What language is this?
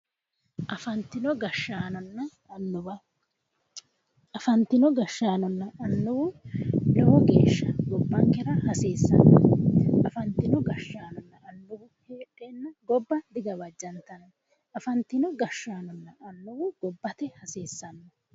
Sidamo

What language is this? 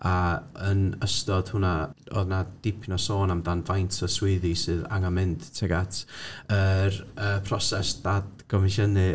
Welsh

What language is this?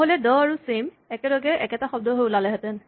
Assamese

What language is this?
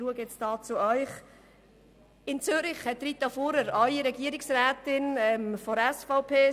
Swiss German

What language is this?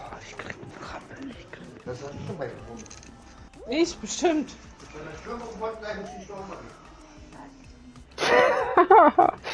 German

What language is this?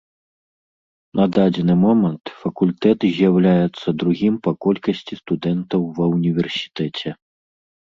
Belarusian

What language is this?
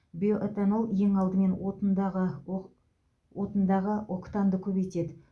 Kazakh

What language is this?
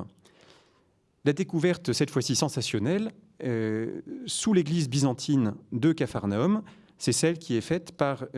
French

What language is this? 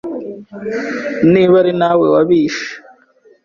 Kinyarwanda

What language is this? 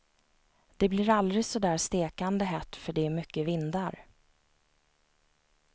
Swedish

